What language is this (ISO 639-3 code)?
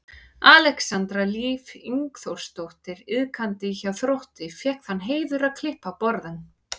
isl